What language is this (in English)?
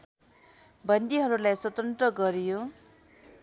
Nepali